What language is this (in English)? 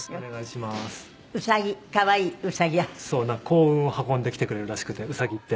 Japanese